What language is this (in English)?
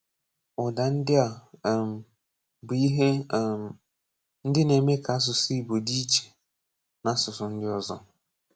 Igbo